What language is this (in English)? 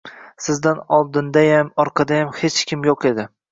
Uzbek